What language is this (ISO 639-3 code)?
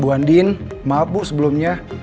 ind